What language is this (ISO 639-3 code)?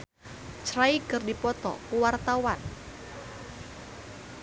sun